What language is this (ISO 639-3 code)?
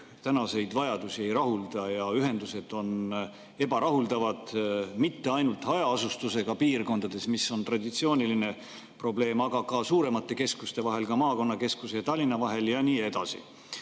est